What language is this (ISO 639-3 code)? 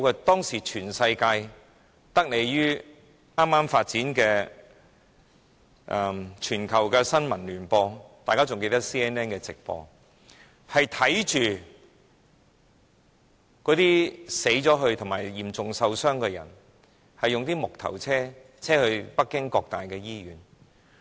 yue